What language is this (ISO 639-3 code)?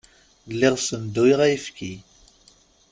kab